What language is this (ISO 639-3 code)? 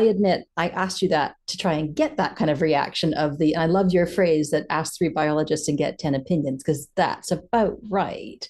eng